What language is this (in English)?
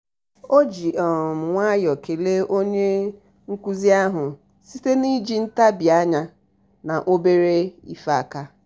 Igbo